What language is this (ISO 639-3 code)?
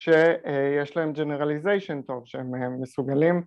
heb